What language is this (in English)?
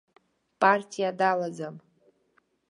Abkhazian